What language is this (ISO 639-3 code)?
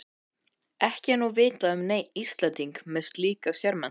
isl